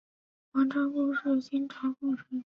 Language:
Chinese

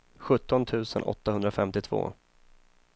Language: Swedish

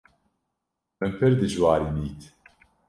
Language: Kurdish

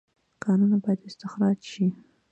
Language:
Pashto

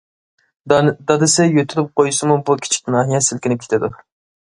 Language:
Uyghur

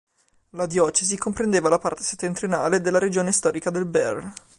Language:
Italian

